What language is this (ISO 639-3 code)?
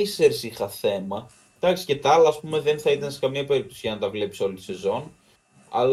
ell